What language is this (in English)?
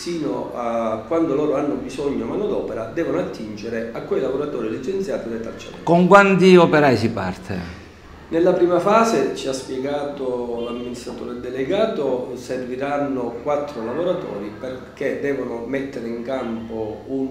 Italian